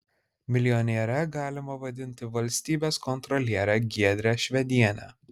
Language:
Lithuanian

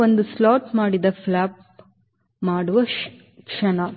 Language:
Kannada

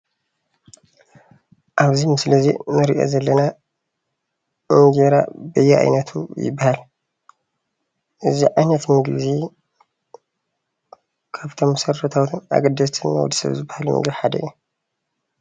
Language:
Tigrinya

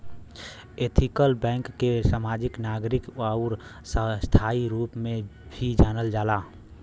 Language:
Bhojpuri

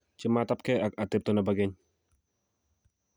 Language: Kalenjin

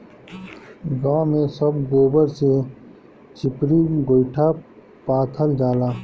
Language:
Bhojpuri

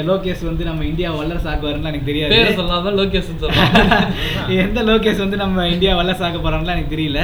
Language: Tamil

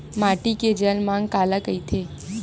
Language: Chhattisgarhi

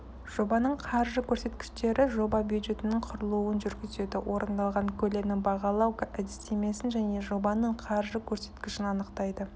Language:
Kazakh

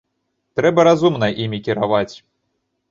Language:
Belarusian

